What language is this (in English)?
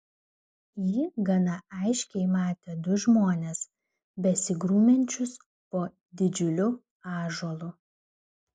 Lithuanian